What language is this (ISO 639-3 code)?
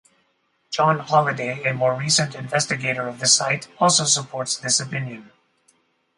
eng